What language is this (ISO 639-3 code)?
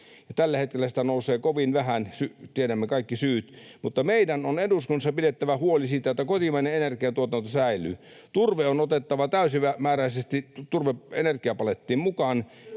fin